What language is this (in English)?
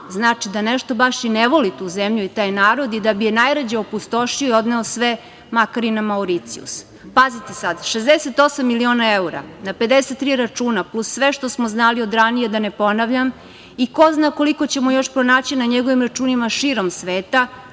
Serbian